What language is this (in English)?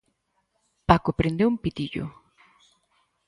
Galician